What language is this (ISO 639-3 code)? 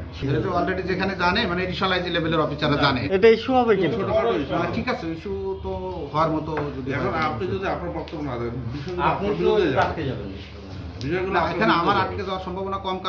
ron